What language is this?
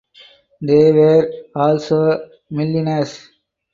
English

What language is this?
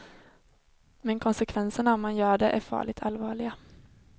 Swedish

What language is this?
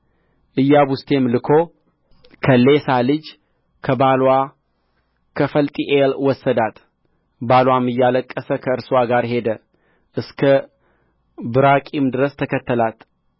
Amharic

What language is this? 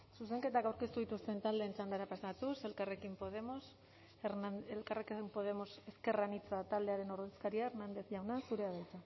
Basque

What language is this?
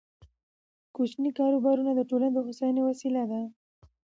Pashto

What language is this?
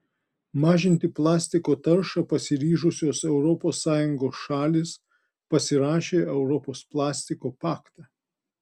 Lithuanian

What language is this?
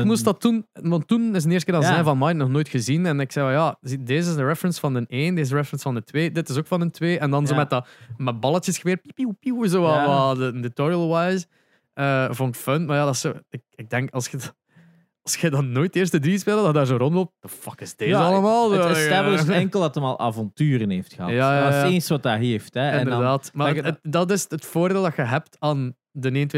Dutch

